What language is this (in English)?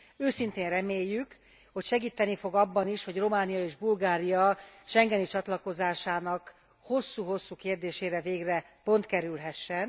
Hungarian